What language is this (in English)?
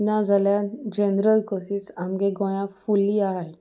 Konkani